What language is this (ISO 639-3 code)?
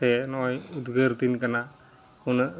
sat